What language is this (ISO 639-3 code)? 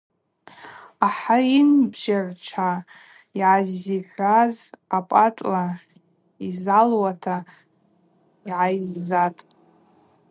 abq